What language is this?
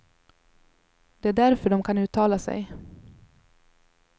Swedish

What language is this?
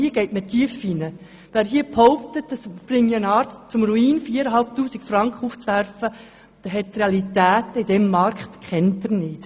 Swiss German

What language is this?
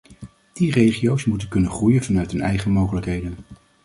Dutch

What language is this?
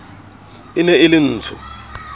Southern Sotho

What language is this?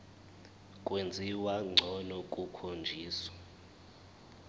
Zulu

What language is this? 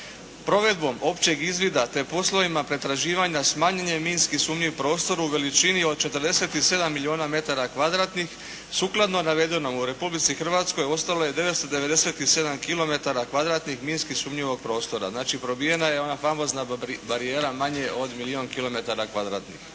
Croatian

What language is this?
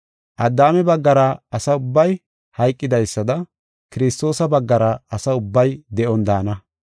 Gofa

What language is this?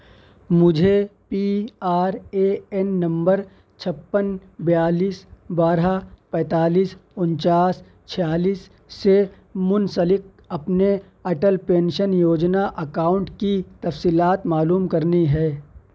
Urdu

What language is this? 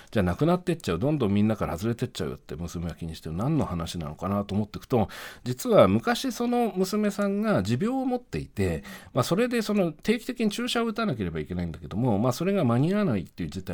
Japanese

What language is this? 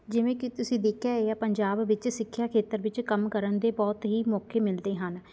Punjabi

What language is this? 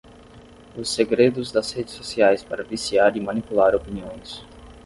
Portuguese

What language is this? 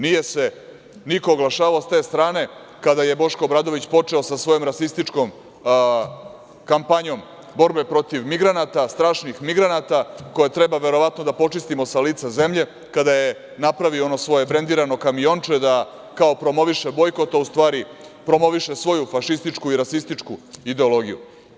Serbian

